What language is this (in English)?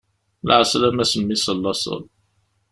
Kabyle